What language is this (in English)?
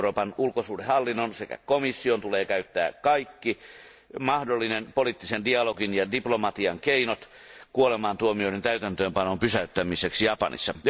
Finnish